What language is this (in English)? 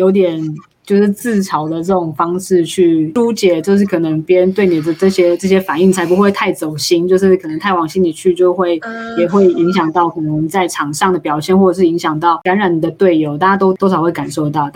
Chinese